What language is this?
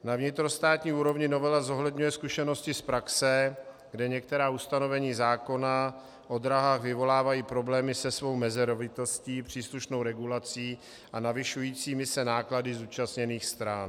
Czech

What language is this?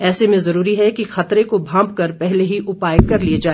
Hindi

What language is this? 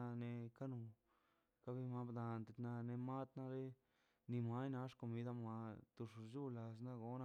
Mazaltepec Zapotec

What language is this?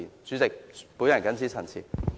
Cantonese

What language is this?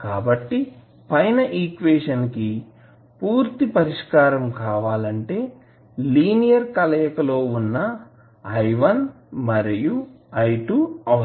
Telugu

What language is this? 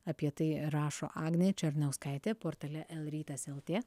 Lithuanian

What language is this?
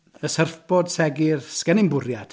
Welsh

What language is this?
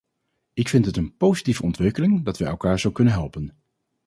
Dutch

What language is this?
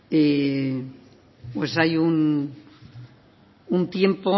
Spanish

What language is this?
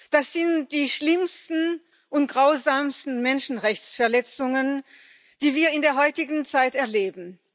German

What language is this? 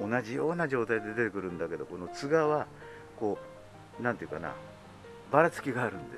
Japanese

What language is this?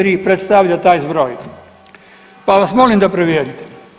Croatian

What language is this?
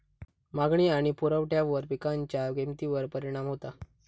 Marathi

